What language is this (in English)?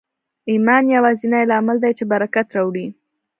Pashto